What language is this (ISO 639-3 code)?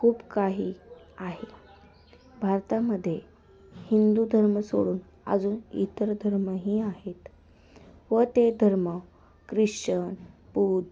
mar